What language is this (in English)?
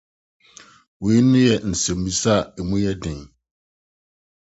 Akan